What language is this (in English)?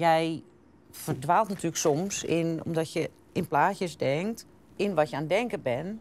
Dutch